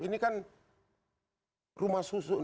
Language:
Indonesian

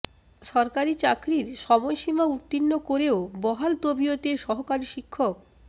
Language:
Bangla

